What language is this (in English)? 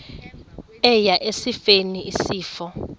Xhosa